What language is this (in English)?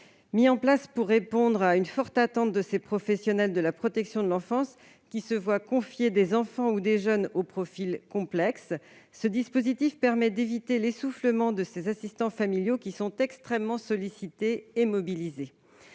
French